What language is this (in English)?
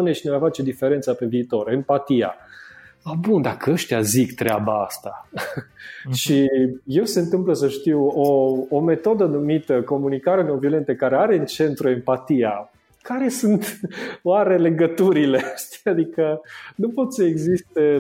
Romanian